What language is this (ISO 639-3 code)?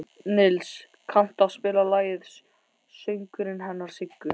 isl